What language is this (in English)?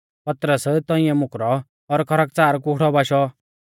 Mahasu Pahari